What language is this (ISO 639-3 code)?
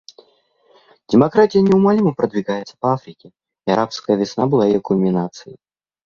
rus